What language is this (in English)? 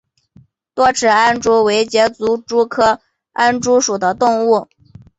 Chinese